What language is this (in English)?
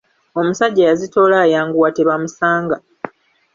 Ganda